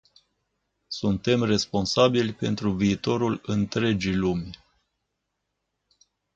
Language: Romanian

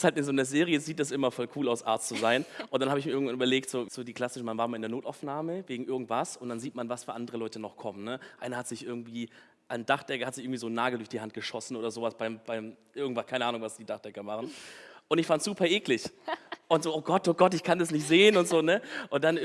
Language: German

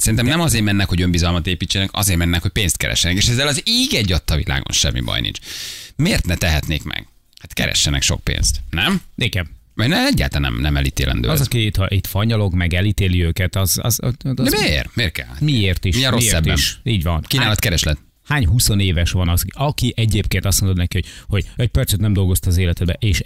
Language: Hungarian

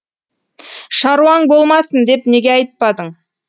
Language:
Kazakh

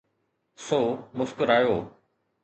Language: Sindhi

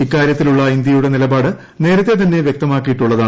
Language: Malayalam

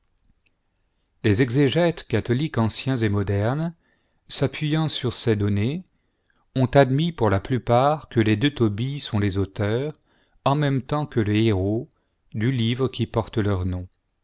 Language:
French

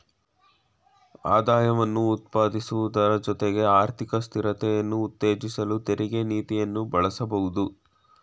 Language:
Kannada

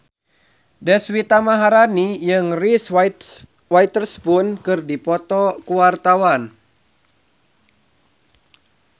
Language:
Sundanese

